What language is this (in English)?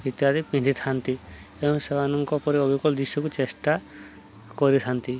Odia